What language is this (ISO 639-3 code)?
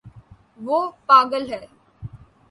urd